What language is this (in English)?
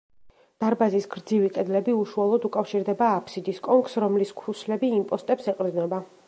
Georgian